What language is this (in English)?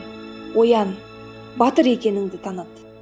Kazakh